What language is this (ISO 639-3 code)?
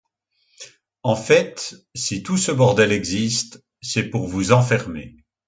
fra